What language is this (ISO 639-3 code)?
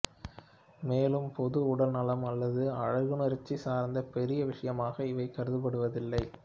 tam